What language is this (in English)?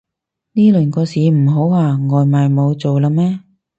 Cantonese